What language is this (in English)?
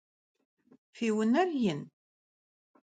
Kabardian